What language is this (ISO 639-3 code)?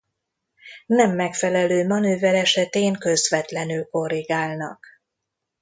hun